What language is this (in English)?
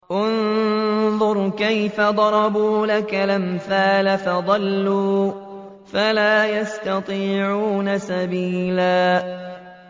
Arabic